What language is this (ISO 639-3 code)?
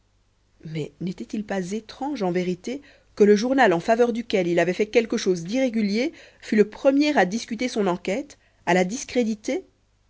fra